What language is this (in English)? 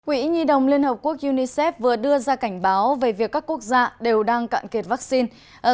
Vietnamese